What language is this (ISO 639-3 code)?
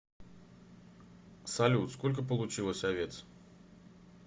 rus